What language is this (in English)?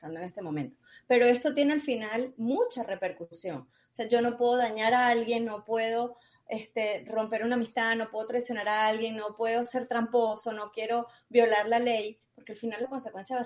Spanish